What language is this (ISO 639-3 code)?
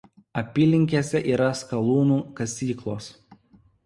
lit